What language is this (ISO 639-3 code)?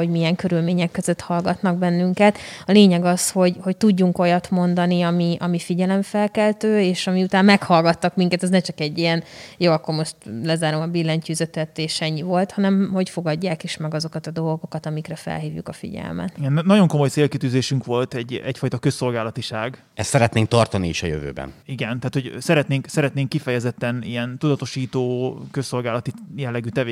hun